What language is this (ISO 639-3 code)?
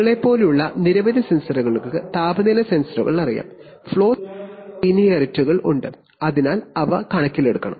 mal